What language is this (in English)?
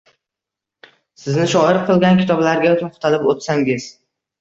Uzbek